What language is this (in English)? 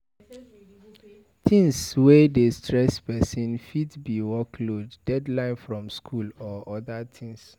Nigerian Pidgin